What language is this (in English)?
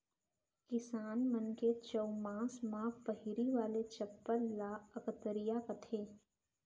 Chhattisgarhi